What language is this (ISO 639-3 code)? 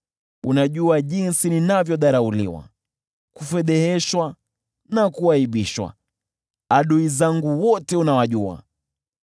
swa